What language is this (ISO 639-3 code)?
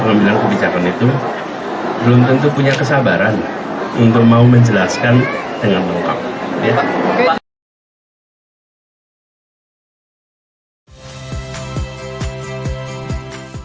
ind